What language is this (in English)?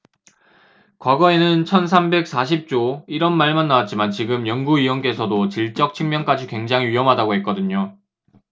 Korean